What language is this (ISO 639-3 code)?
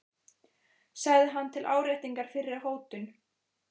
isl